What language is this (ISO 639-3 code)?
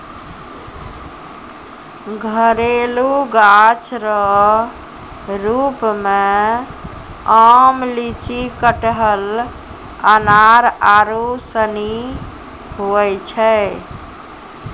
mai